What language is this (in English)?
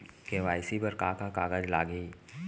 Chhattisgarhi